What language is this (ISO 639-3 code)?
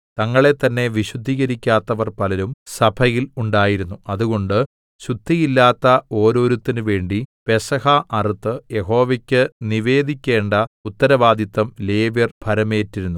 mal